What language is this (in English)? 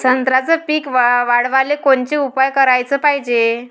Marathi